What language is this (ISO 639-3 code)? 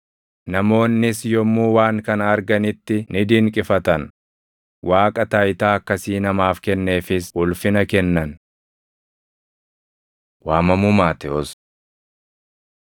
orm